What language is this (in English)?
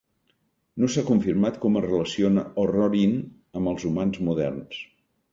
Catalan